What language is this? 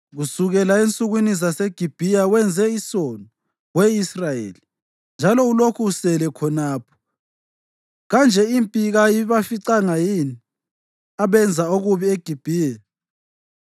North Ndebele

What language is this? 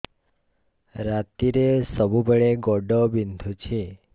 Odia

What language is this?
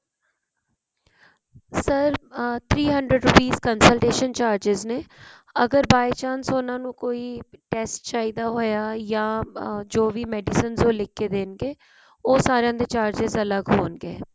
Punjabi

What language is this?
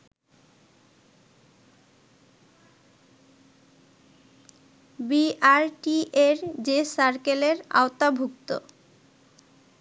Bangla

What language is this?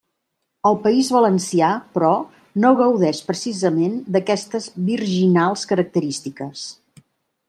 Catalan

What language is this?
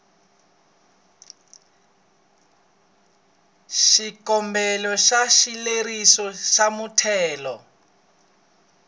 Tsonga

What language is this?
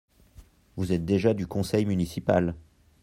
French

